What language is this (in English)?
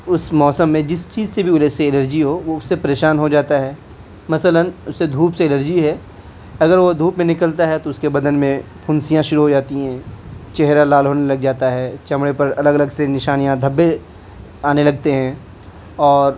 Urdu